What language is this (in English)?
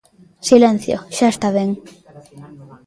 Galician